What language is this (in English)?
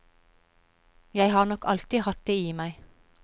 Norwegian